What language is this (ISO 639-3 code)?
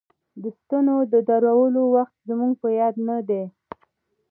pus